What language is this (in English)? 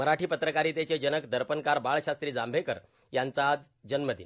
Marathi